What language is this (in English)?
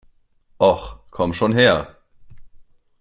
German